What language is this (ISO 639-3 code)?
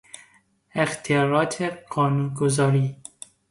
fas